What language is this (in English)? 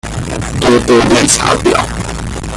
Chinese